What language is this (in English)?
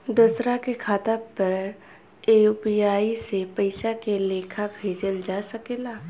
Bhojpuri